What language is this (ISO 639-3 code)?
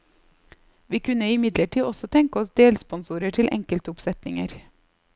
nor